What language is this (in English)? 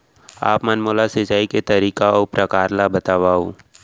Chhattisgarhi